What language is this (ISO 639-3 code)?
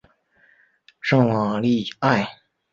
zho